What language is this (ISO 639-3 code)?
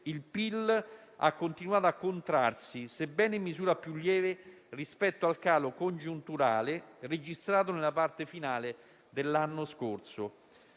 ita